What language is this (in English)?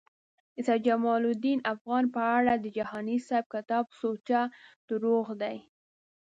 Pashto